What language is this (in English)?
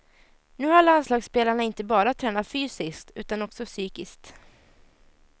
Swedish